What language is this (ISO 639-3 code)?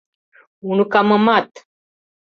chm